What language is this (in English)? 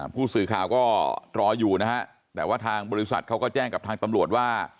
Thai